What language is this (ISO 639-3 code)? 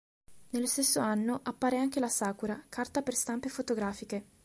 ita